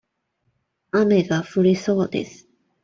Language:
Japanese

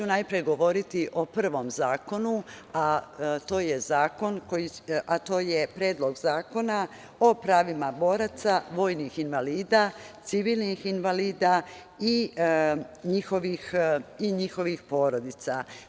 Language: Serbian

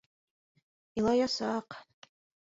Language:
Bashkir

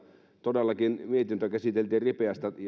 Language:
Finnish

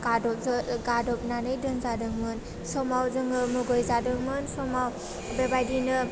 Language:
Bodo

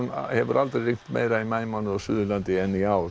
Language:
Icelandic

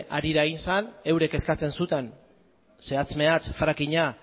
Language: Basque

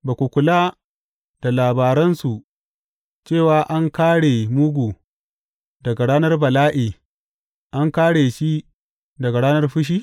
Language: Hausa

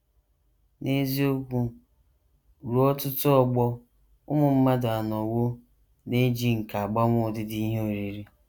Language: Igbo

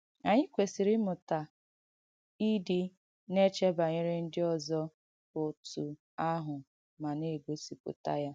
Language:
Igbo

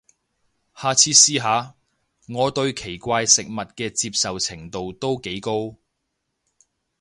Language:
Cantonese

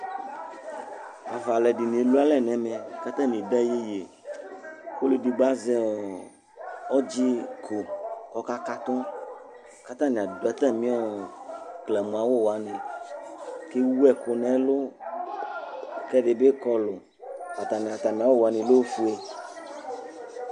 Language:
Ikposo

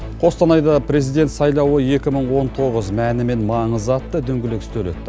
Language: Kazakh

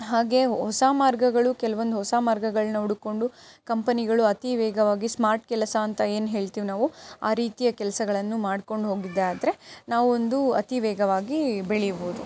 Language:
Kannada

